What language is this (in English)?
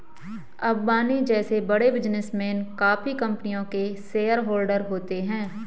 Hindi